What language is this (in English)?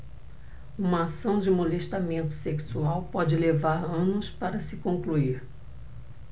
Portuguese